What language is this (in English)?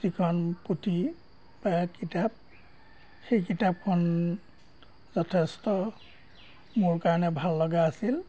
Assamese